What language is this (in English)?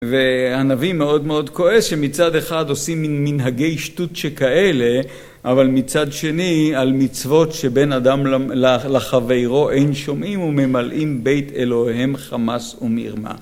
Hebrew